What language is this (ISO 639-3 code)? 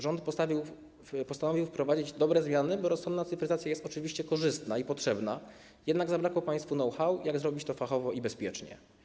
pol